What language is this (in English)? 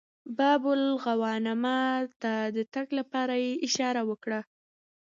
Pashto